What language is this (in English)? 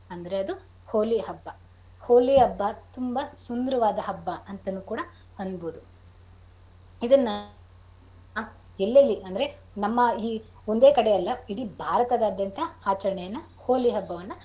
Kannada